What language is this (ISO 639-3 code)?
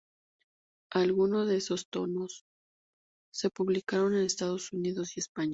spa